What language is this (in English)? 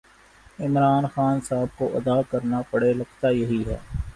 Urdu